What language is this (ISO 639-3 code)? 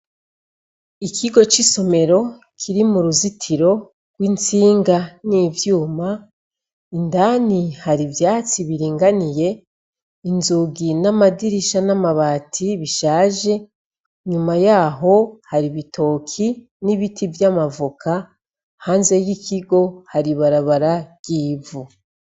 run